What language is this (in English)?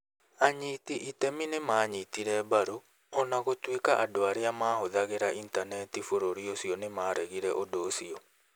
Kikuyu